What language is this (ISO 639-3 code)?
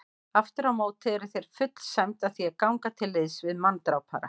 isl